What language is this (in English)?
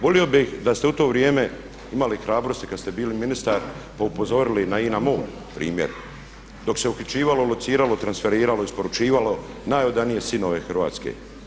Croatian